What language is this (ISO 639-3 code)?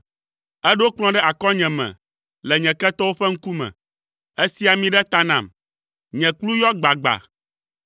ewe